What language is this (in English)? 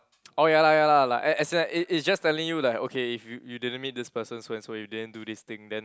English